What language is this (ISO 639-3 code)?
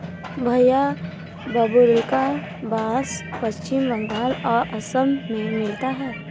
hin